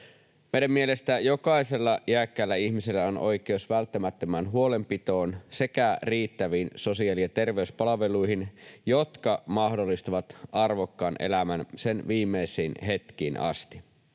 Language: Finnish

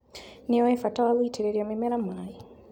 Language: Kikuyu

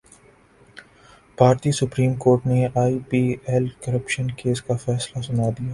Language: Urdu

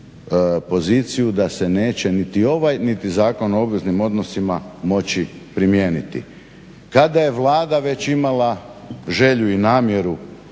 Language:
Croatian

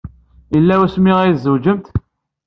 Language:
Kabyle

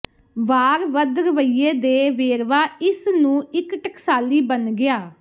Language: Punjabi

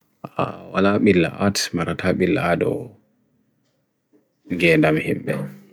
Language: Bagirmi Fulfulde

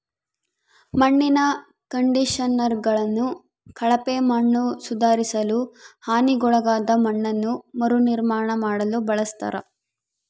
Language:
Kannada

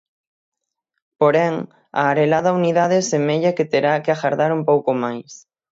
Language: Galician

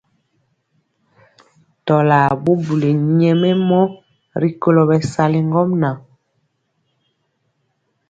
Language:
Mpiemo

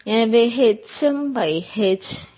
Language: Tamil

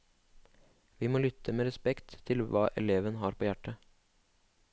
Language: Norwegian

